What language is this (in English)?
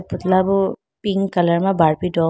Idu-Mishmi